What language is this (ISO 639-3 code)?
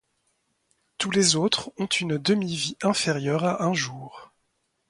fra